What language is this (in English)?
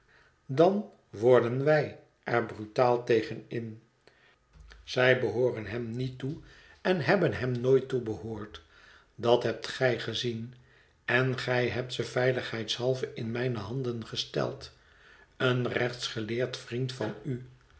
Dutch